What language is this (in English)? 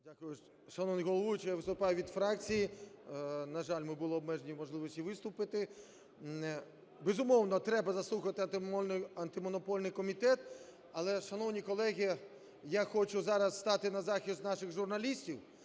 Ukrainian